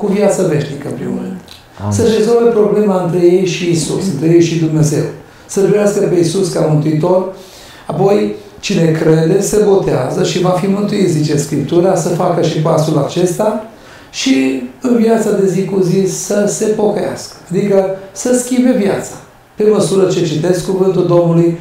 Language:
Romanian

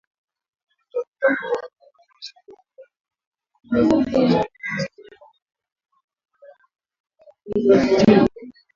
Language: Swahili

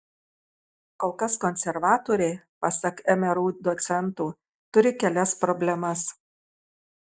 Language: Lithuanian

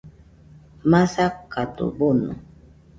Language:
Nüpode Huitoto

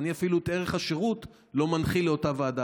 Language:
Hebrew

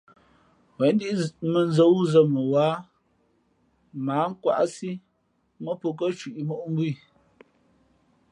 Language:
Fe'fe'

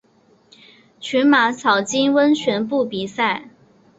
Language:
Chinese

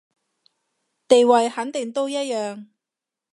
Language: Cantonese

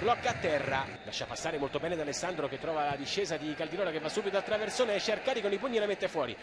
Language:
Italian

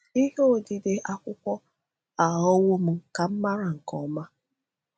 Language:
Igbo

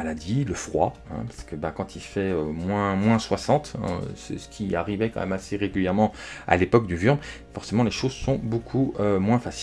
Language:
French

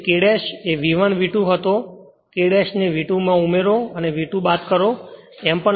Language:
Gujarati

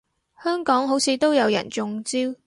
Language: Cantonese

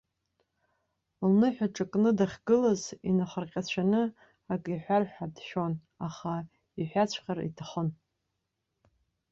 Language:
Abkhazian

